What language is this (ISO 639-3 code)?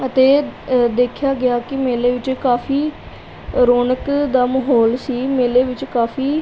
pan